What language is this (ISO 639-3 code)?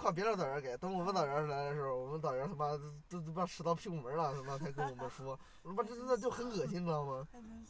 zho